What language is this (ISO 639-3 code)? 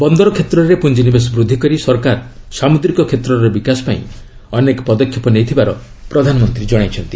ori